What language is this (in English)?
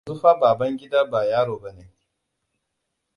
Hausa